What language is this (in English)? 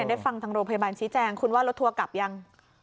Thai